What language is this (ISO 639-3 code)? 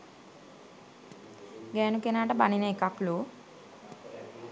sin